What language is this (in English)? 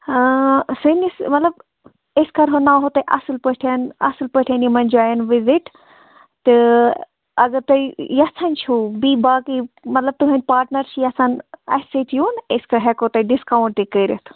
Kashmiri